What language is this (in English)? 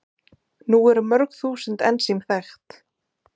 Icelandic